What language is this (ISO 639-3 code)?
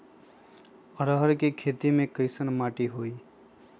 mag